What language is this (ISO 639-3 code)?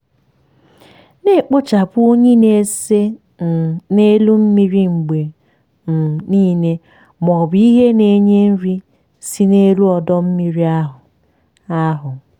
ibo